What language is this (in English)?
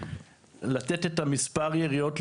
Hebrew